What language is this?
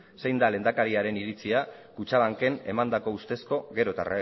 Basque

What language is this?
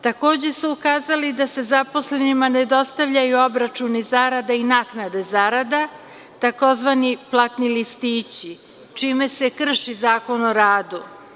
Serbian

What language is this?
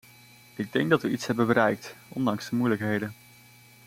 Dutch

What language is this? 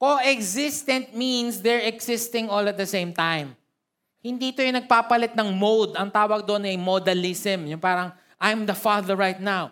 Filipino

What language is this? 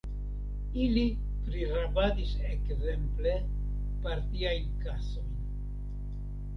Esperanto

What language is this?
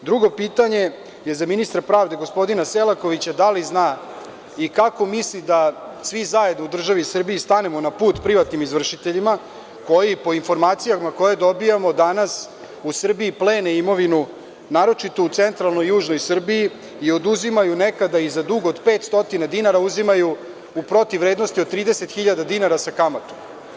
Serbian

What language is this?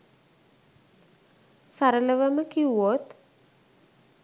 Sinhala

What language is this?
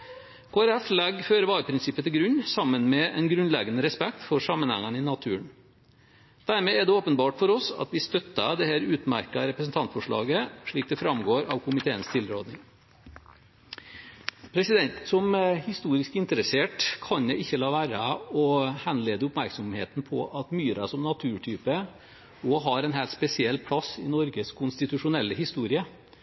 Norwegian Bokmål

